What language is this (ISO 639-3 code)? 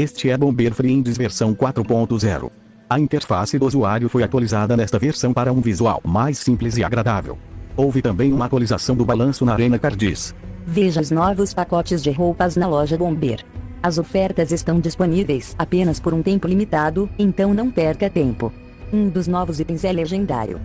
por